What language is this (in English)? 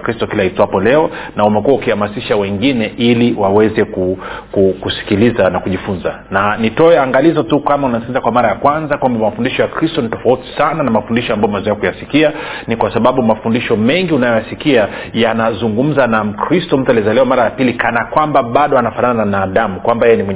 Swahili